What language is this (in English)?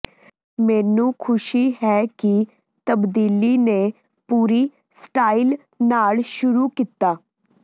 Punjabi